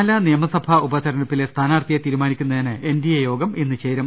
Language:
Malayalam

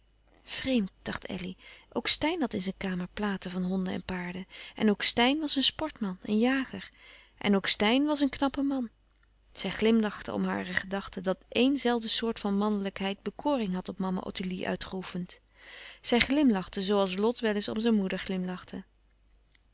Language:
Dutch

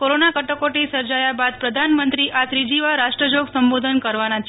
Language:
Gujarati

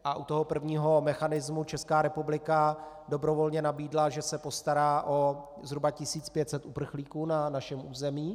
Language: Czech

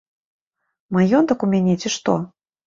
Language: Belarusian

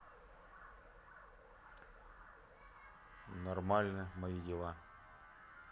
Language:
Russian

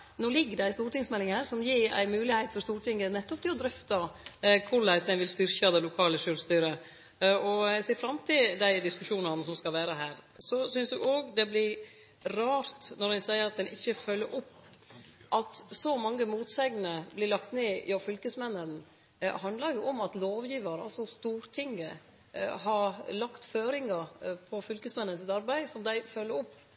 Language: Norwegian Nynorsk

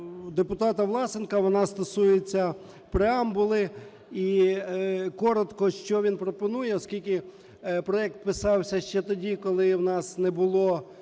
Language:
Ukrainian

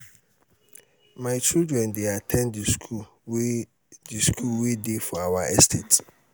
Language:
Nigerian Pidgin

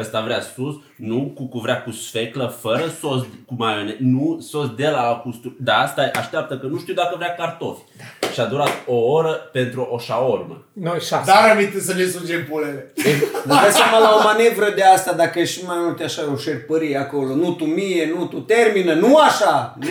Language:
Romanian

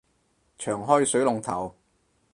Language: Cantonese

